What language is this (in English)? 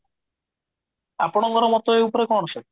Odia